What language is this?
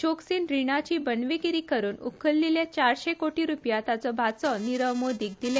Konkani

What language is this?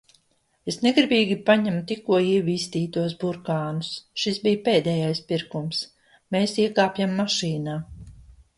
Latvian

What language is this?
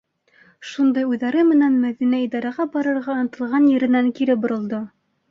Bashkir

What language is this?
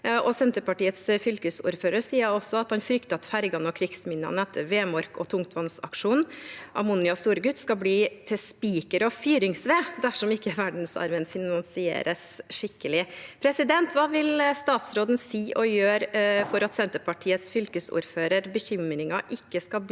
Norwegian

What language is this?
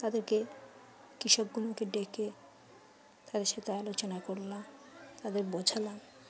Bangla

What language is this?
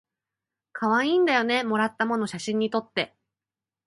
Japanese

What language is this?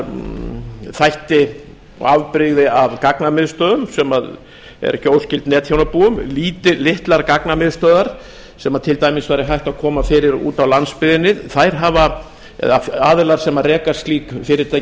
Icelandic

